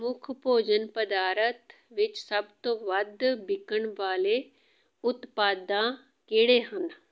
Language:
Punjabi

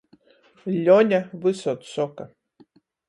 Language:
Latgalian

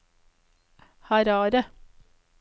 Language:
Norwegian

